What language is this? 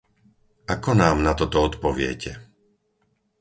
Slovak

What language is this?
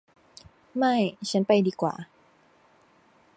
Thai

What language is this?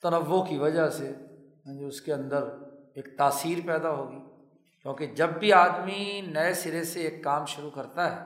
Urdu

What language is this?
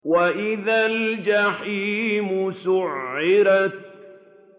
Arabic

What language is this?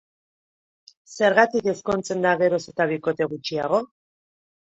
Basque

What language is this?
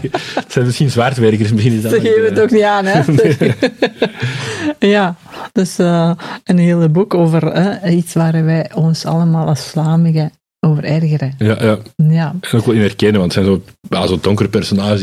Dutch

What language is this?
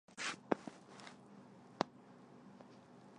Chinese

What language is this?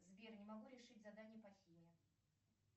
Russian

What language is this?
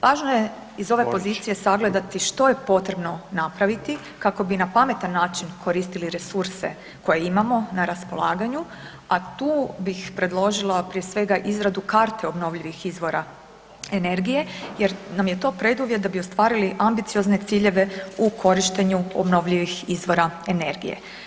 Croatian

